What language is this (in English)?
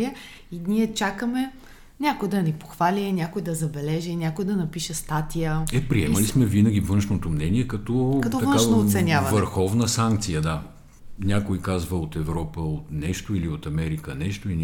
Bulgarian